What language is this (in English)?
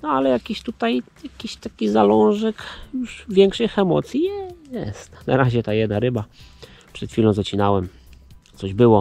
Polish